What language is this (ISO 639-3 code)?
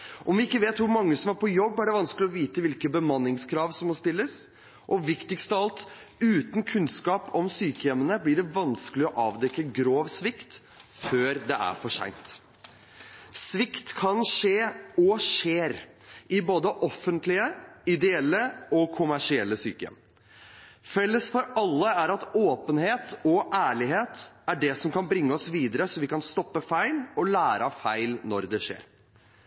nob